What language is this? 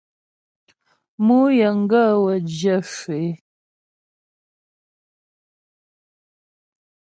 Ghomala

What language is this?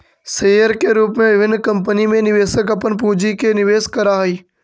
Magahi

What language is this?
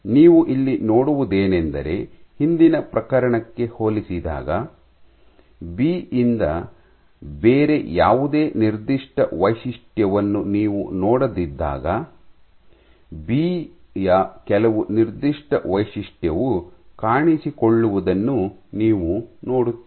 Kannada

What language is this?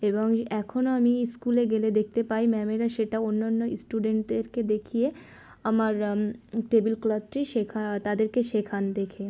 Bangla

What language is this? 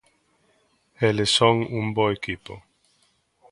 Galician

